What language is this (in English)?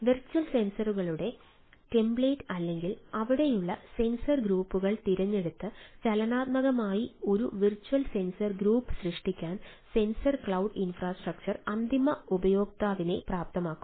Malayalam